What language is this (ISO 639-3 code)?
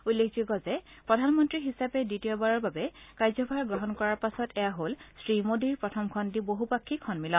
asm